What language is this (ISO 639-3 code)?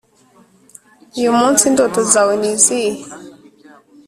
kin